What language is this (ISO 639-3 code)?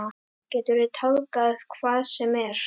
isl